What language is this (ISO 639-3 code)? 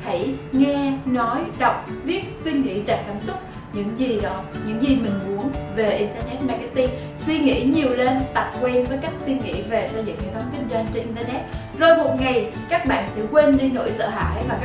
vie